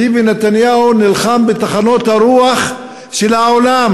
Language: Hebrew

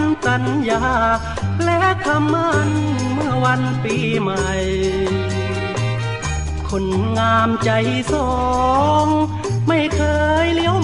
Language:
Thai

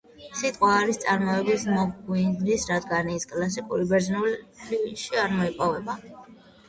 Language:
Georgian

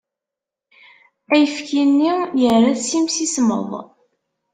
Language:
Kabyle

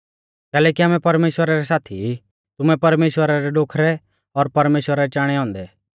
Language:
Mahasu Pahari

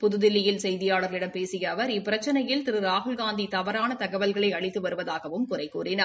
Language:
Tamil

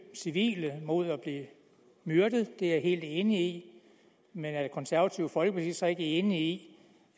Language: Danish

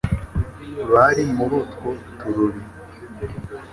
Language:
Kinyarwanda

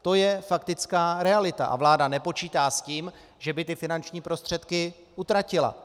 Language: Czech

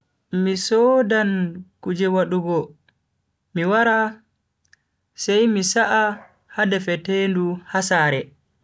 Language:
Bagirmi Fulfulde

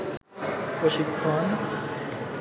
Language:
Bangla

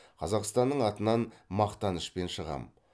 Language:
Kazakh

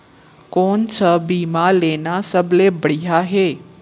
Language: Chhattisgarhi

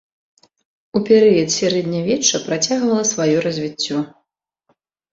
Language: Belarusian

